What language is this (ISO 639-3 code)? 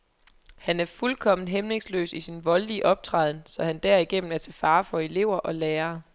dan